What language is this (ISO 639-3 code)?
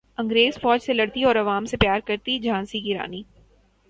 urd